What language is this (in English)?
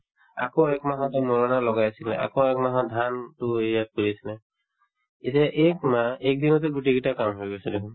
Assamese